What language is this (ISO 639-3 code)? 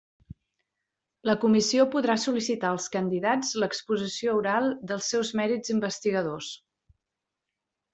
cat